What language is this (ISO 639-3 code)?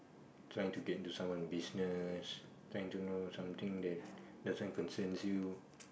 eng